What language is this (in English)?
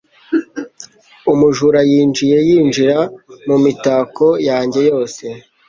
Kinyarwanda